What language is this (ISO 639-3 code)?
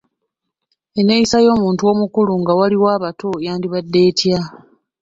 lug